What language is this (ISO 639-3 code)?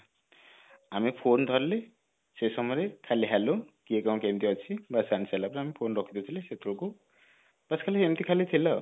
ori